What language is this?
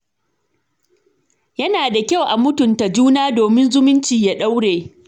Hausa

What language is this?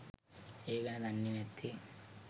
Sinhala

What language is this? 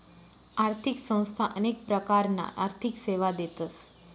Marathi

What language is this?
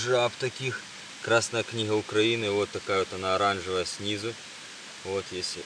Russian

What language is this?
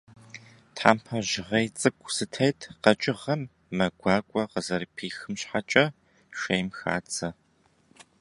Kabardian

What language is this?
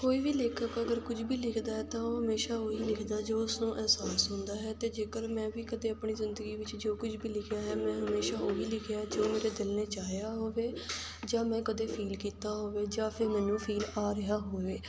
Punjabi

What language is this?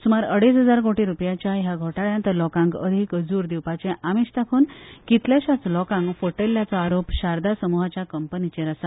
Konkani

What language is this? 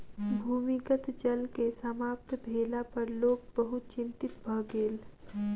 Maithili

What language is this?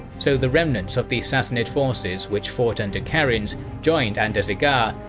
English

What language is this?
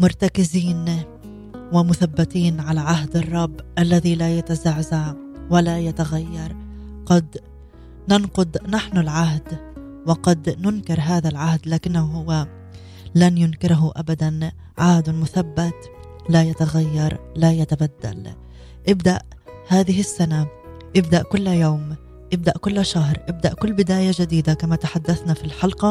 Arabic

